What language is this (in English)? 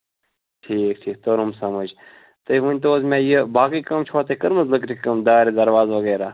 Kashmiri